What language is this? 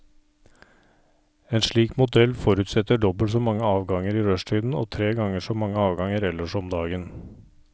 Norwegian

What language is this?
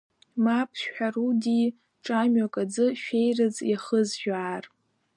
Abkhazian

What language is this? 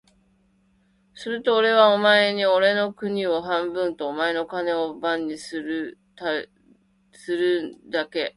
Japanese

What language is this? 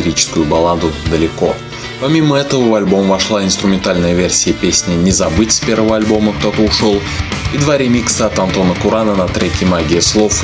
Russian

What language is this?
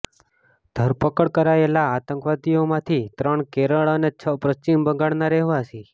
Gujarati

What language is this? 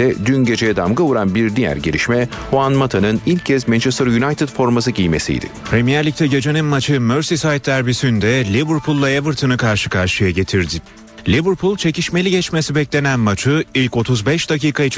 Turkish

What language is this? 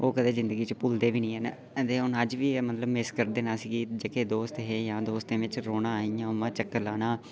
Dogri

